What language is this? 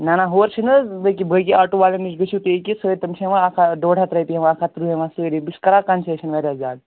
Kashmiri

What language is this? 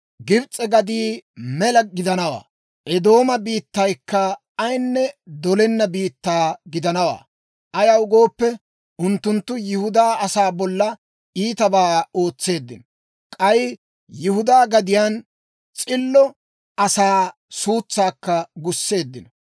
Dawro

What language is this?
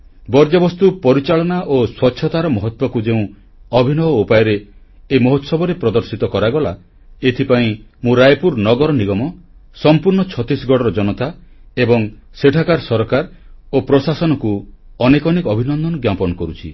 Odia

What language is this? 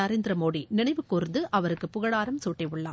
Tamil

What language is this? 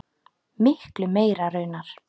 Icelandic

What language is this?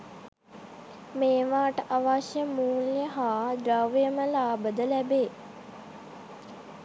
Sinhala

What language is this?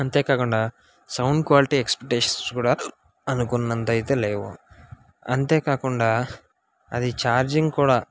Telugu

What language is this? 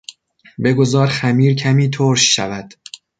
Persian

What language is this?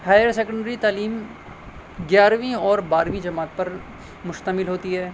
Urdu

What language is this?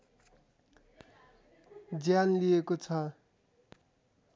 Nepali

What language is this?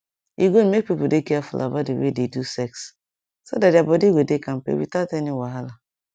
Nigerian Pidgin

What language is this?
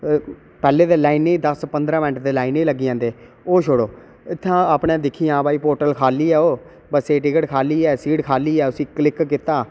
Dogri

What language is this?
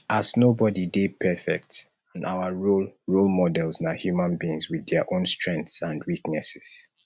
Nigerian Pidgin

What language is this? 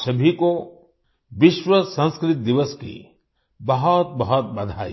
Hindi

